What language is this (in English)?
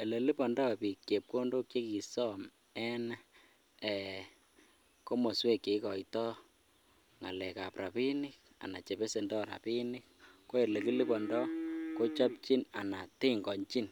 Kalenjin